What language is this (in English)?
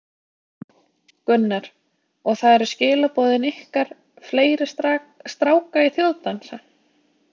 Icelandic